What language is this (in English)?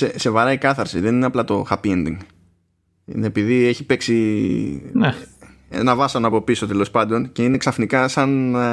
Greek